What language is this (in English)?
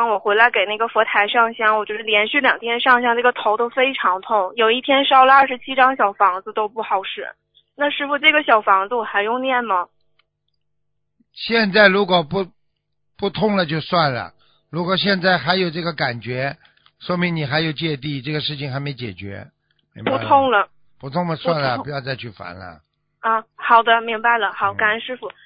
Chinese